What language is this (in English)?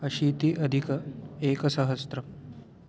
Sanskrit